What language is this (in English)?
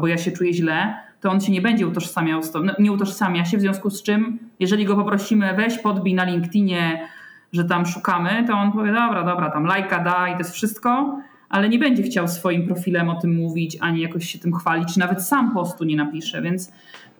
Polish